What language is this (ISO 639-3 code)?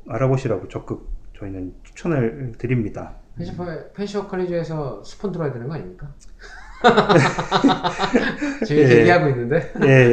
kor